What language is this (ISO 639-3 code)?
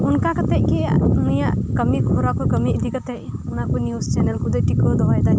sat